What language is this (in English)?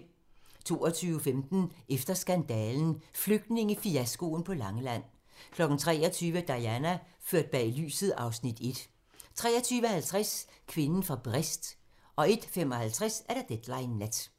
Danish